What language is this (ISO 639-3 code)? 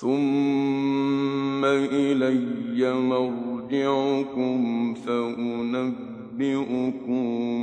ara